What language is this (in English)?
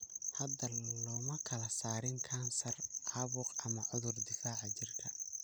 Somali